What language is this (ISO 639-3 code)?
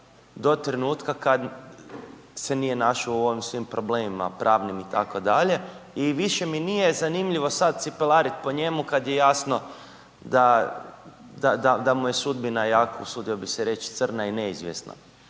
hrv